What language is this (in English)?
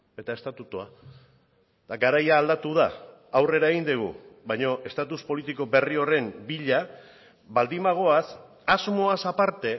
Basque